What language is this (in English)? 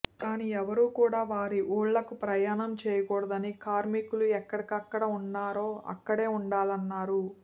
Telugu